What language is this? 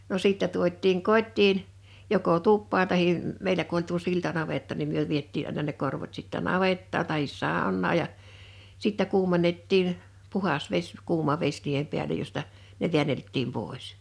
Finnish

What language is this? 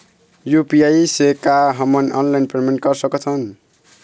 Chhattisgarhi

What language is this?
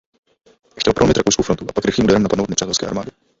Czech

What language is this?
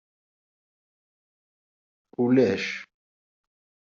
Kabyle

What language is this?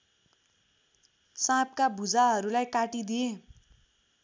Nepali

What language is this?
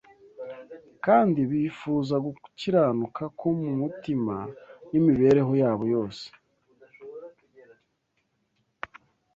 Kinyarwanda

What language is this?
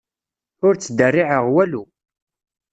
Kabyle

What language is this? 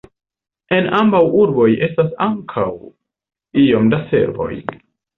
Esperanto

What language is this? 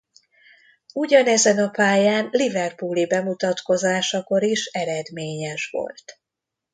Hungarian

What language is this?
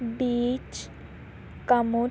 Punjabi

